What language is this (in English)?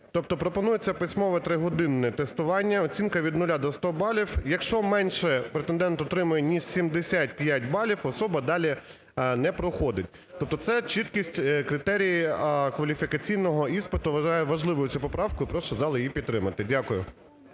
Ukrainian